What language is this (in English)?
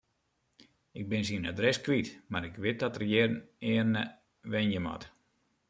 Western Frisian